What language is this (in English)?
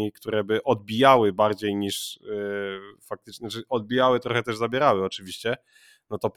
Polish